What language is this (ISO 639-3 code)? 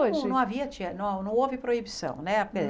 por